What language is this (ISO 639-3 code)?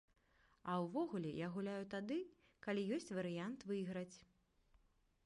bel